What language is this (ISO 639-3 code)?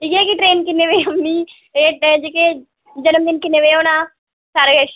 doi